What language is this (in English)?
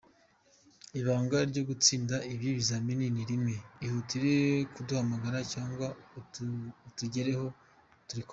Kinyarwanda